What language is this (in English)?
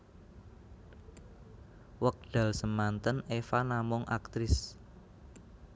Javanese